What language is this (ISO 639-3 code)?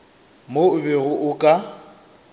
nso